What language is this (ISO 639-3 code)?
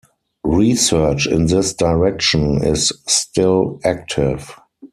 eng